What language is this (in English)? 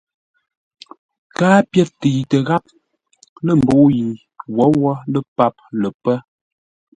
Ngombale